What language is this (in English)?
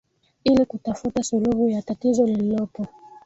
Swahili